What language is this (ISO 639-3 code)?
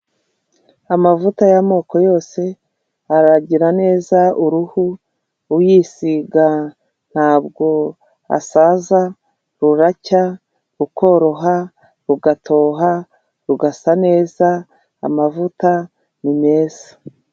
kin